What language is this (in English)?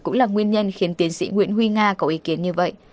Vietnamese